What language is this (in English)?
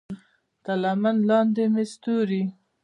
Pashto